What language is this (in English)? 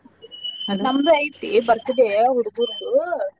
Kannada